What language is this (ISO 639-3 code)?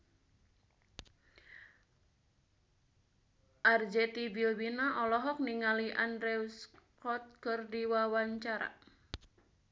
sun